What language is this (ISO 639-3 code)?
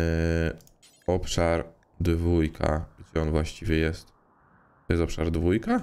pol